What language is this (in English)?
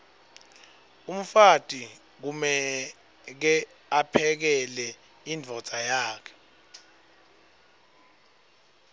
Swati